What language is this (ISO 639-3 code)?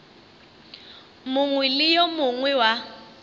nso